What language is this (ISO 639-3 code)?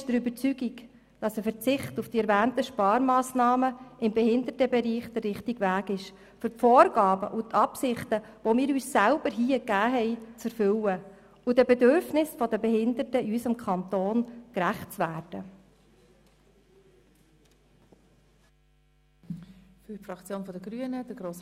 gsw